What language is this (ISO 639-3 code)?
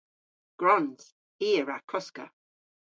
cor